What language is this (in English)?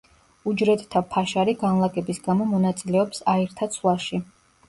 Georgian